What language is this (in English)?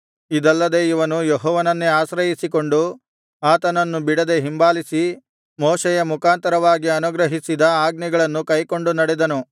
Kannada